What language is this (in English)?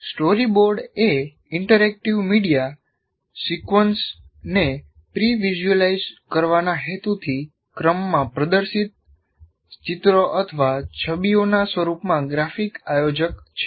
Gujarati